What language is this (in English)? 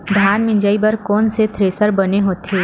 Chhattisgarhi